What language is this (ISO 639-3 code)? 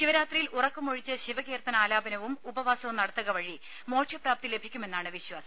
mal